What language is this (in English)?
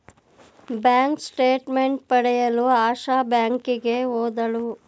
Kannada